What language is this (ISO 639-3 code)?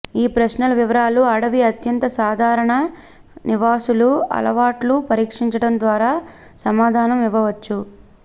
tel